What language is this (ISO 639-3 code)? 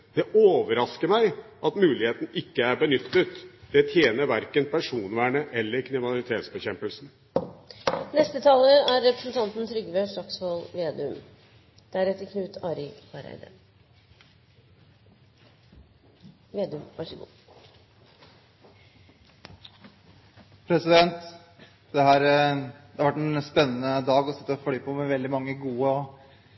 nob